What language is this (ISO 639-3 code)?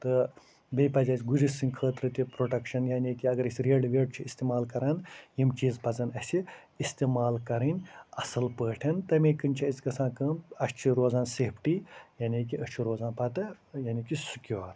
kas